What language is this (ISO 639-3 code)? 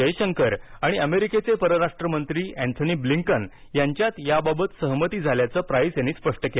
mar